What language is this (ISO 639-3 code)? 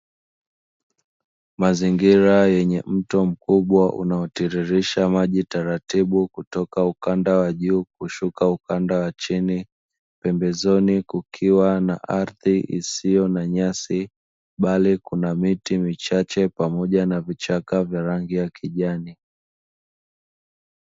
swa